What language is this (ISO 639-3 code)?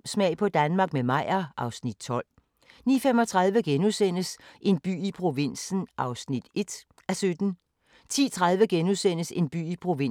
dan